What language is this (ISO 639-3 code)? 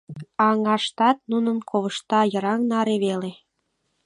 chm